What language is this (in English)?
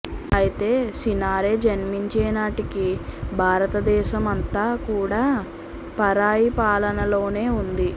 Telugu